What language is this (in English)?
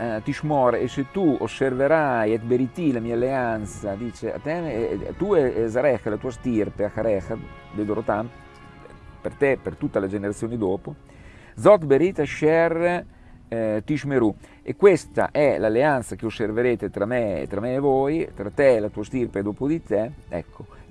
Italian